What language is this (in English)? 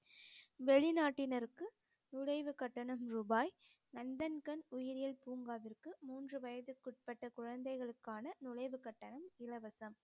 Tamil